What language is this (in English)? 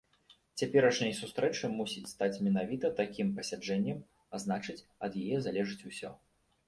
Belarusian